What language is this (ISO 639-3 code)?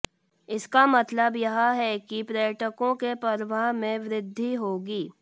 hin